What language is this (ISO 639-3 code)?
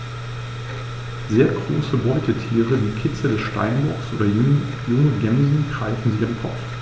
deu